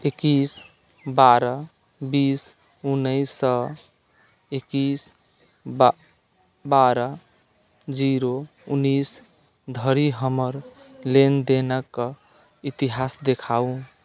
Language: Maithili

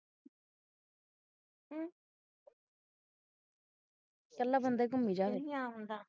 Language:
Punjabi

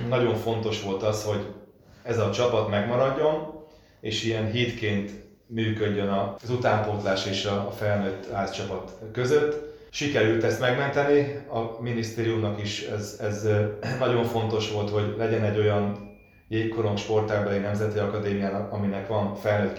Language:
Hungarian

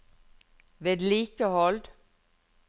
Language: Norwegian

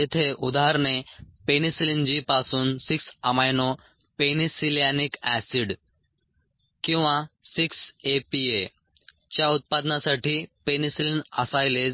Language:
Marathi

